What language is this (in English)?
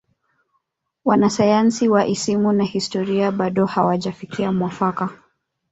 Swahili